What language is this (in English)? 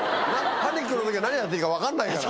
Japanese